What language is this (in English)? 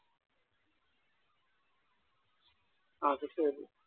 Malayalam